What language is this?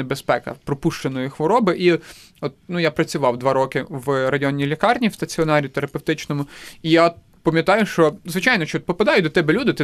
Ukrainian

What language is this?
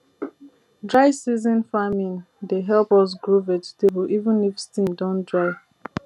Nigerian Pidgin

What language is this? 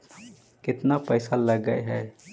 Magahi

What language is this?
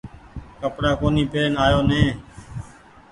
Goaria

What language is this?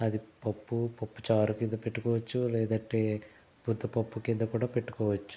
Telugu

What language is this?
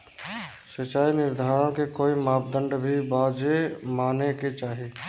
Bhojpuri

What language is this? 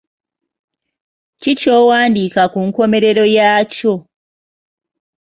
Ganda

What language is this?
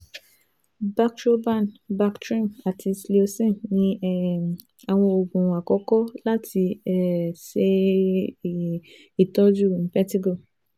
Yoruba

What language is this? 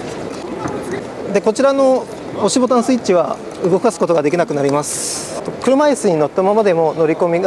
Japanese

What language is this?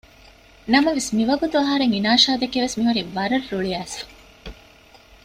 Divehi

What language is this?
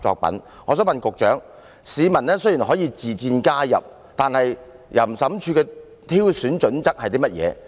Cantonese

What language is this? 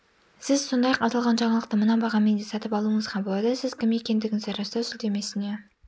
Kazakh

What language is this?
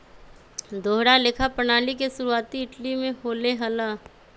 Magahi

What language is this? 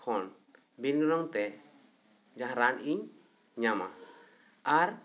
Santali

